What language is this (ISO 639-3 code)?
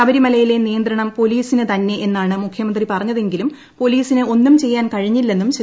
mal